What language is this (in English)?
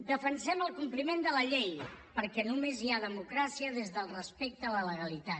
Catalan